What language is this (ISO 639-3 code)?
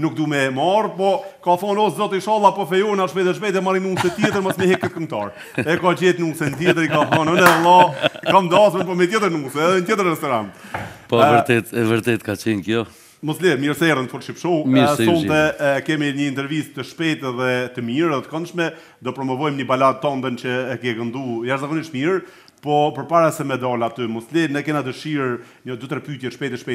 ron